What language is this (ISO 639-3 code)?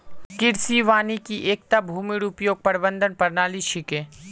mag